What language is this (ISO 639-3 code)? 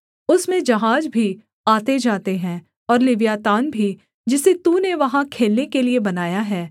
hin